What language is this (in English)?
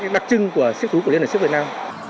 Vietnamese